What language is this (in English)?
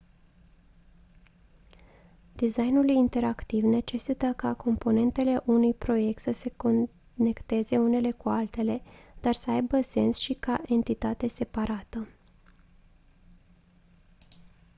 Romanian